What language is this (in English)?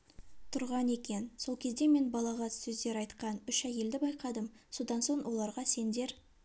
Kazakh